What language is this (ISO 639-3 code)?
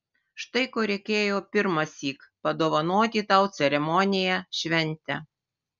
lit